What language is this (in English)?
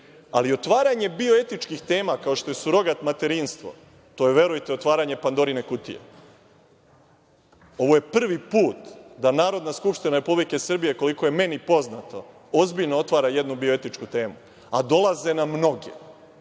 Serbian